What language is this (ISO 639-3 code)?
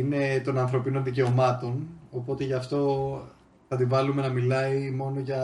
ell